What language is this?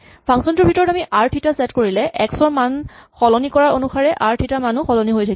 Assamese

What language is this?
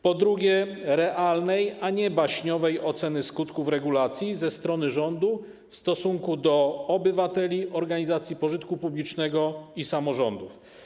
Polish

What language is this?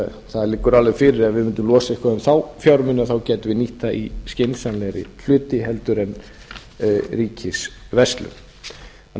Icelandic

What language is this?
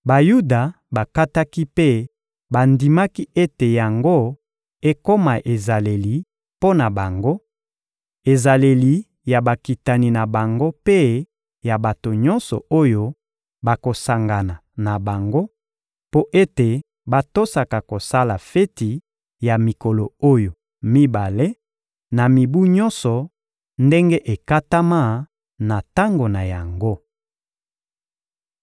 Lingala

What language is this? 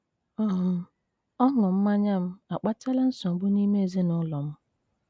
Igbo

